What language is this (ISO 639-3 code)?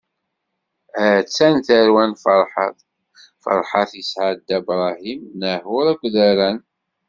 kab